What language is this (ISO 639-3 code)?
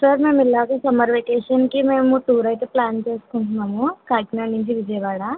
tel